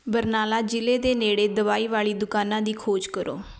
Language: Punjabi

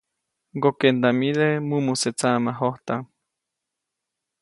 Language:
Copainalá Zoque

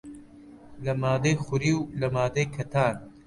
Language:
Central Kurdish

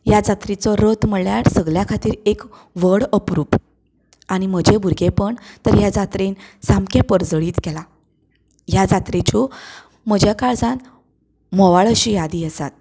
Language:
Konkani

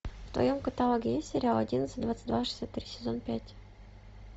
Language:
Russian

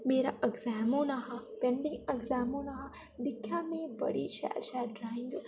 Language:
Dogri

